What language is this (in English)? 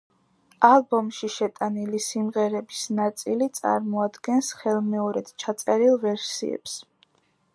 Georgian